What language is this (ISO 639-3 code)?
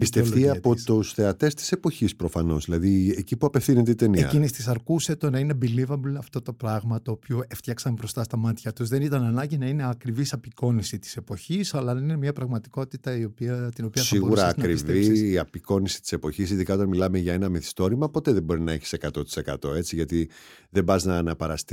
ell